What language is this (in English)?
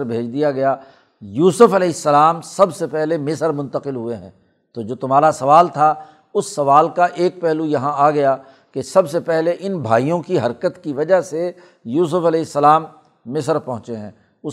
Urdu